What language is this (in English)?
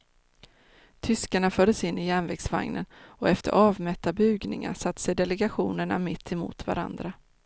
Swedish